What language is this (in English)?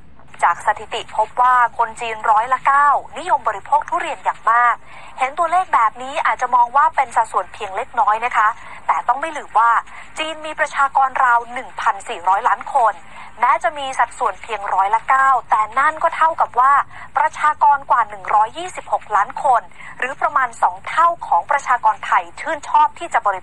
Thai